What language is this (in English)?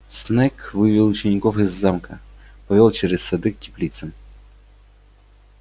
Russian